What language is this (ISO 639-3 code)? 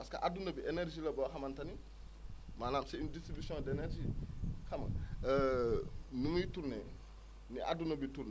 wol